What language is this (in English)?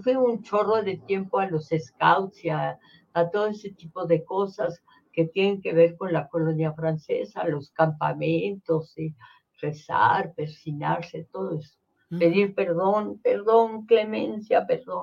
Spanish